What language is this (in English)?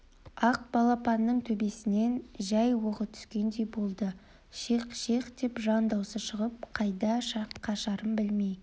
Kazakh